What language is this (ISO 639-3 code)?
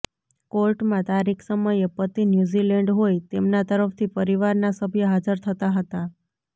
guj